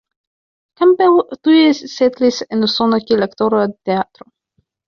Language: Esperanto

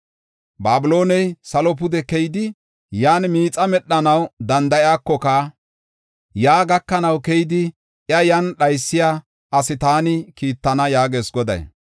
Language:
Gofa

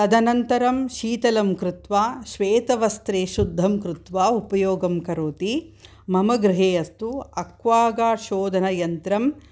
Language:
Sanskrit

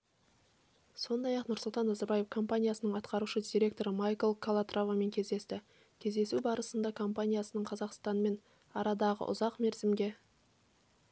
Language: Kazakh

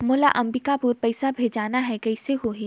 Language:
Chhattisgarhi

